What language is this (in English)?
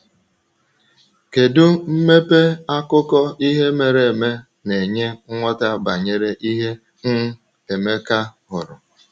Igbo